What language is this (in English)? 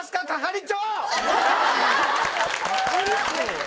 Japanese